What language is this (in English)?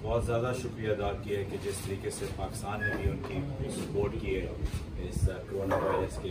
Urdu